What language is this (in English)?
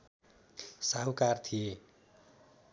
Nepali